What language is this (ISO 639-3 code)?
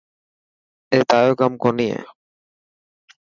mki